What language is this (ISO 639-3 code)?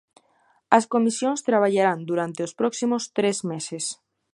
glg